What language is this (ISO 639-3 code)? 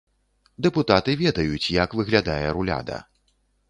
bel